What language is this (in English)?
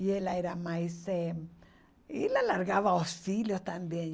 Portuguese